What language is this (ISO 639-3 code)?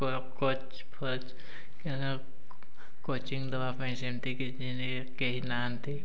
ori